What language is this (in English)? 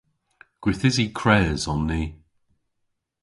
Cornish